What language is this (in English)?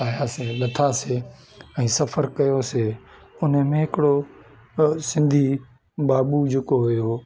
Sindhi